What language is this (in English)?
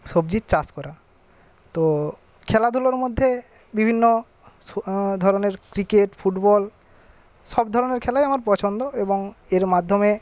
Bangla